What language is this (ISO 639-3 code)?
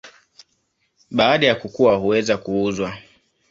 swa